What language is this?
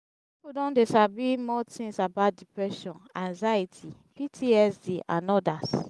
Nigerian Pidgin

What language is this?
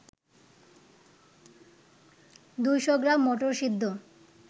Bangla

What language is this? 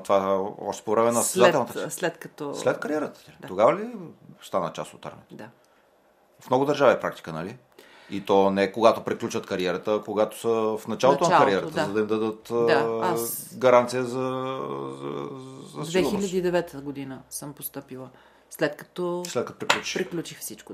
Bulgarian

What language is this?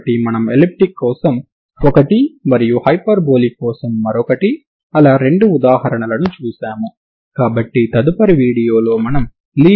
Telugu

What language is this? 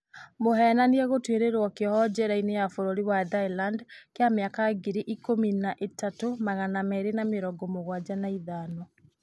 Kikuyu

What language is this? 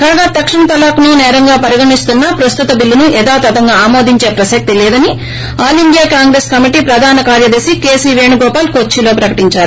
Telugu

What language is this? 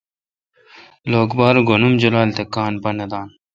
Kalkoti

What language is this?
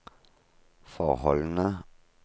Norwegian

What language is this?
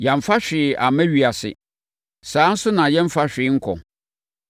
Akan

